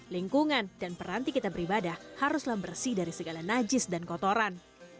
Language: Indonesian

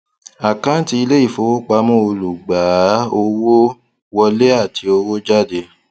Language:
Yoruba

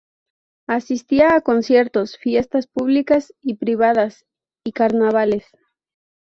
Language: Spanish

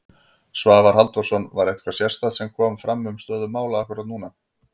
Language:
Icelandic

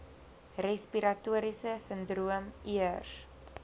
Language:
Afrikaans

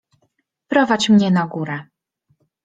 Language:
Polish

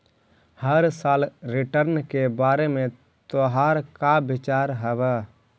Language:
Magahi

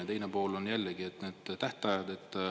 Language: Estonian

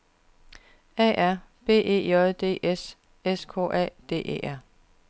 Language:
Danish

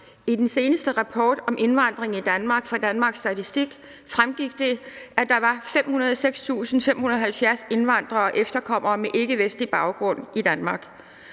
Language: Danish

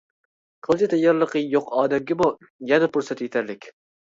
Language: Uyghur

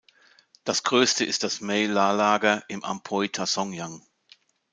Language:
German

